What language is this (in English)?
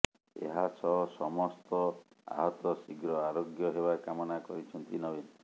Odia